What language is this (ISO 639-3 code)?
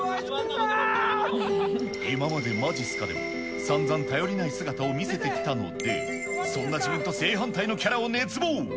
jpn